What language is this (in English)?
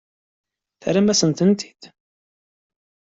Kabyle